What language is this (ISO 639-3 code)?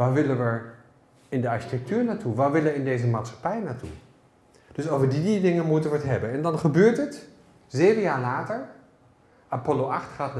nld